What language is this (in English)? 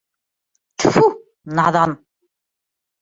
Bashkir